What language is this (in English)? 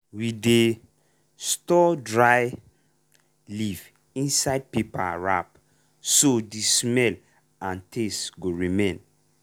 Nigerian Pidgin